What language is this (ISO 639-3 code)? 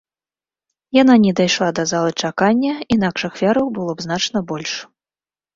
bel